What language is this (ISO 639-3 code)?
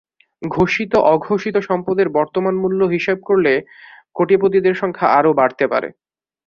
ben